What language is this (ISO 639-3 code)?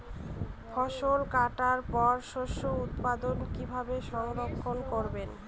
ben